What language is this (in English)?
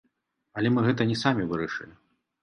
Belarusian